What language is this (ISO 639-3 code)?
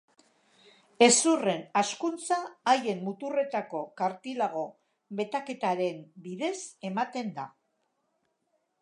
eus